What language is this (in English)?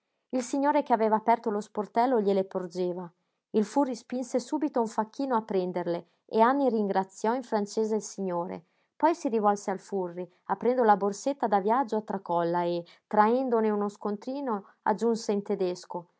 Italian